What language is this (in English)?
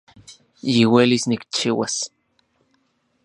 Central Puebla Nahuatl